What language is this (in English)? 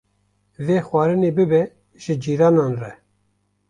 Kurdish